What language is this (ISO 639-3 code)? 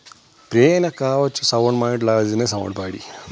kas